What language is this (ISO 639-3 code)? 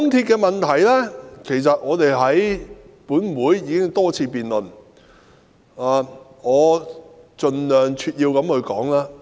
yue